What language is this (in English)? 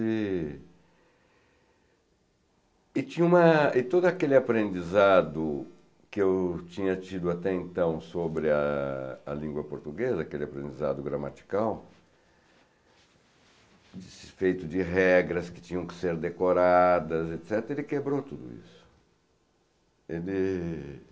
Portuguese